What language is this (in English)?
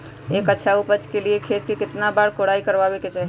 Magahi